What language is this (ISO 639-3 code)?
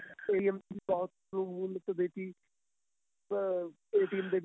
pan